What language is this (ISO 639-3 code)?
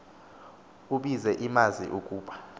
xho